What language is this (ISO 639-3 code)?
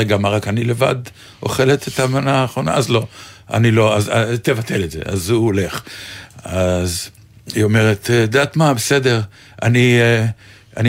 heb